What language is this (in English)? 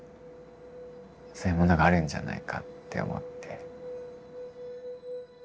Japanese